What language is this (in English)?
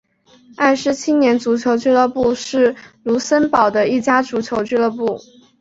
Chinese